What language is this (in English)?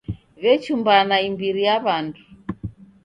Taita